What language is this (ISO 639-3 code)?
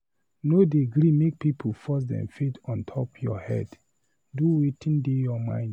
pcm